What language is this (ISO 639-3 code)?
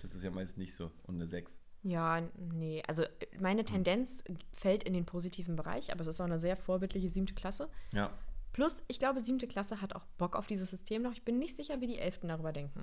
deu